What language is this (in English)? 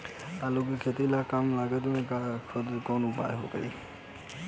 Bhojpuri